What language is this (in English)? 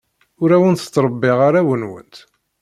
Kabyle